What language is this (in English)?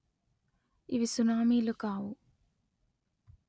Telugu